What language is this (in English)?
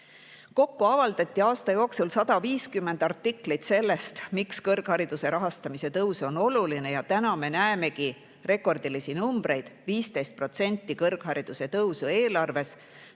Estonian